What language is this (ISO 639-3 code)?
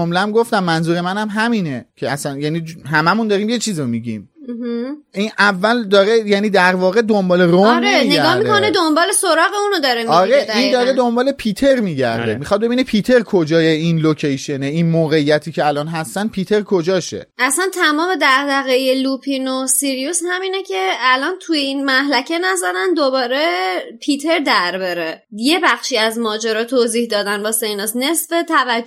fas